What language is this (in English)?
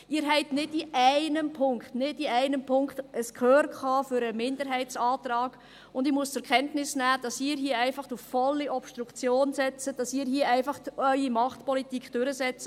Swiss German